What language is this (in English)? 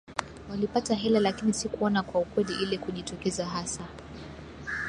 Swahili